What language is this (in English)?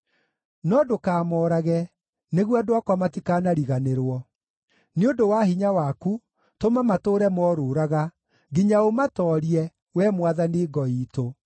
Kikuyu